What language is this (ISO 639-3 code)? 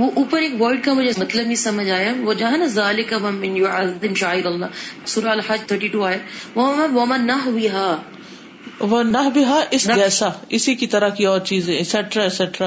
urd